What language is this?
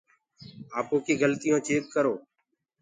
Gurgula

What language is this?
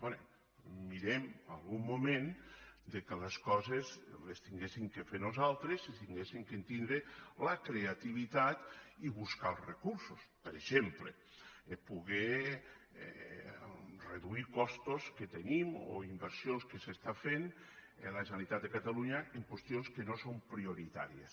Catalan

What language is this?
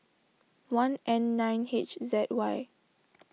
English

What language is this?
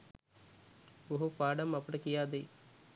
Sinhala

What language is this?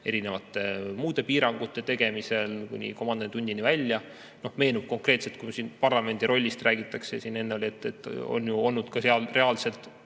Estonian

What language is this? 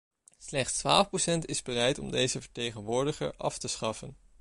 Dutch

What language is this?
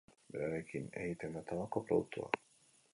Basque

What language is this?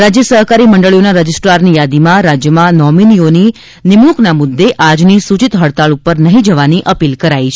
Gujarati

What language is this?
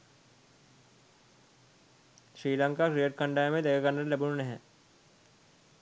Sinhala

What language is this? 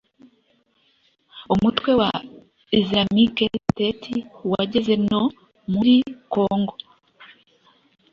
Kinyarwanda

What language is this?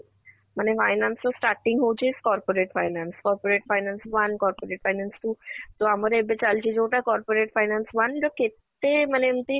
Odia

